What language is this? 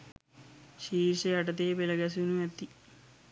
Sinhala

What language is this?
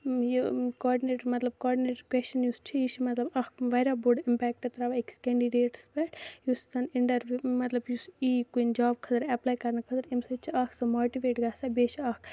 Kashmiri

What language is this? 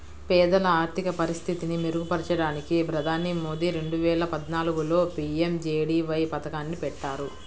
Telugu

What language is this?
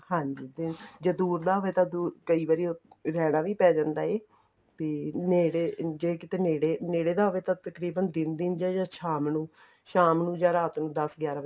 Punjabi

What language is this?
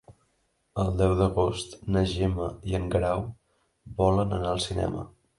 Catalan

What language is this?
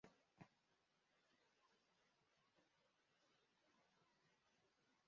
Kinyarwanda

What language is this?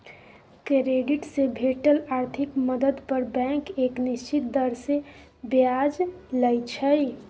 Maithili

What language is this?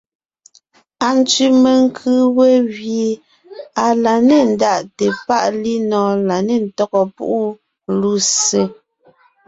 Ngiemboon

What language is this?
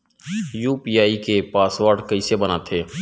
Chhattisgarhi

